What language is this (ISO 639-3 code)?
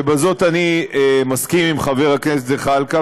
heb